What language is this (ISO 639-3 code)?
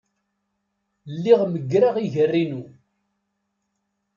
kab